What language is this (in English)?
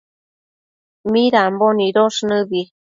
Matsés